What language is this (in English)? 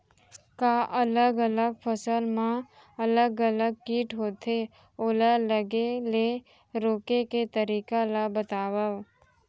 Chhattisgarhi